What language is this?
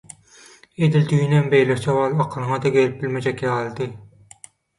Turkmen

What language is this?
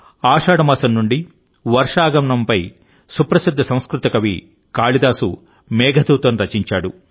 Telugu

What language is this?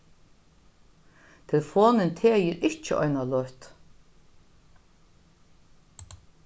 Faroese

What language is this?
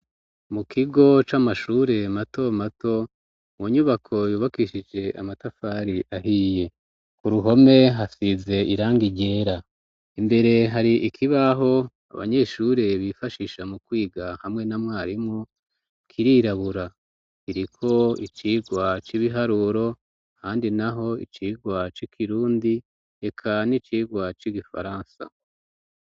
Rundi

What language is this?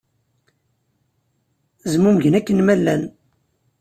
Kabyle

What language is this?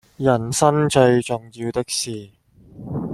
Chinese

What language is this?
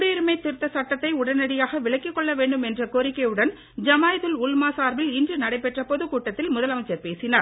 Tamil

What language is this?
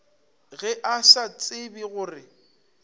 Northern Sotho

